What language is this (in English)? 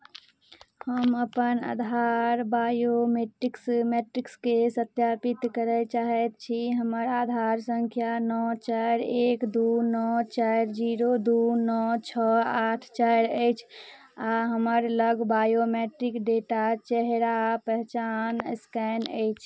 Maithili